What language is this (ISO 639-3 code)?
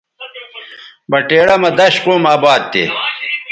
btv